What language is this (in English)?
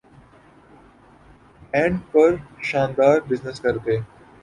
Urdu